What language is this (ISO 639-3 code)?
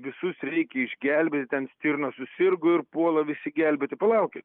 lit